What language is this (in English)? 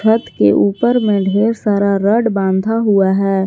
Hindi